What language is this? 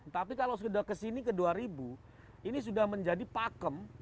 Indonesian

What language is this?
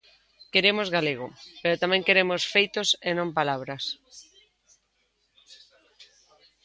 Galician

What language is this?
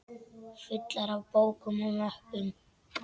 Icelandic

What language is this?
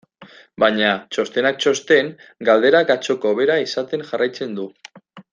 Basque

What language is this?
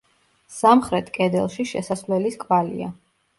Georgian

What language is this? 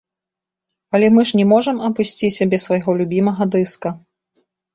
Belarusian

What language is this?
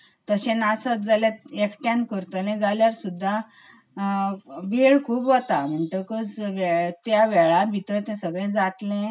Konkani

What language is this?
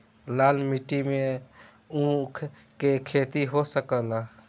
Bhojpuri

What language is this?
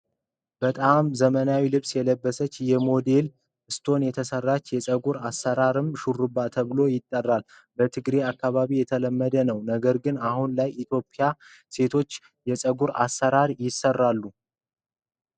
Amharic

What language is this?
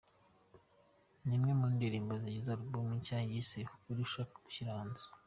Kinyarwanda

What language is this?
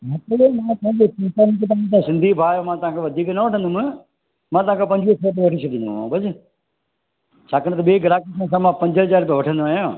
Sindhi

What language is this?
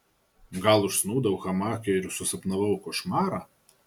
Lithuanian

